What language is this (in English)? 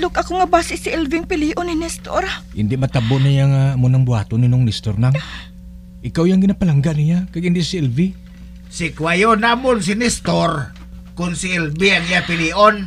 Filipino